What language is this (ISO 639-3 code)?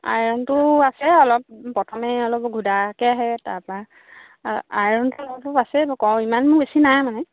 asm